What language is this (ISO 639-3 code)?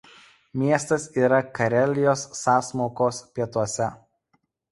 lit